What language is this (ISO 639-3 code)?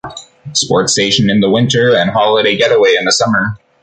eng